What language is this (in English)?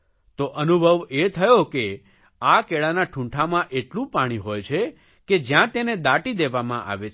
Gujarati